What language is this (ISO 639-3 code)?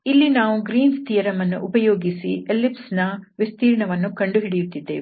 kan